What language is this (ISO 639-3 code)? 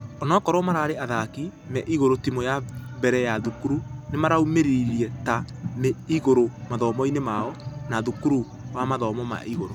kik